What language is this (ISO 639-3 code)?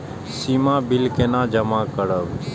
mai